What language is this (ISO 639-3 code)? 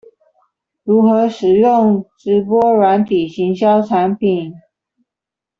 zho